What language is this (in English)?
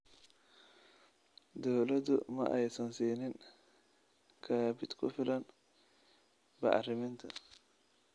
Somali